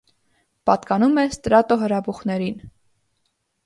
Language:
Armenian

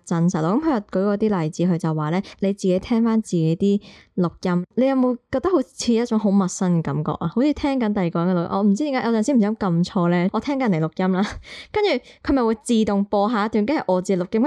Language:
Chinese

